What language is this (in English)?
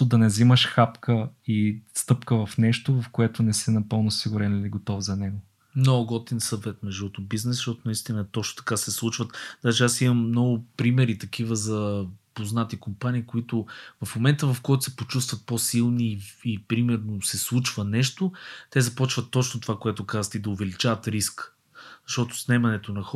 Bulgarian